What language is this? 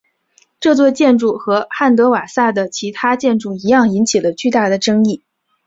Chinese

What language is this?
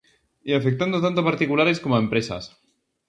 Galician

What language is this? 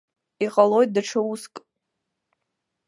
Abkhazian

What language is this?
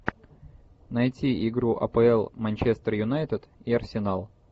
Russian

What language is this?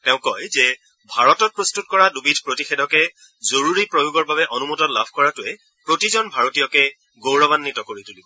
Assamese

